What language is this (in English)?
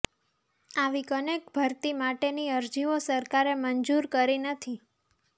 Gujarati